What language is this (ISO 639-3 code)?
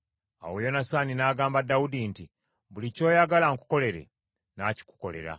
lug